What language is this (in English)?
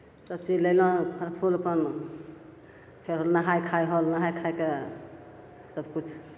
Maithili